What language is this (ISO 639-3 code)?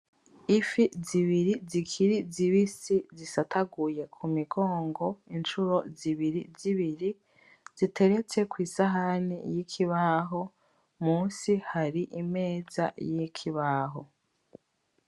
run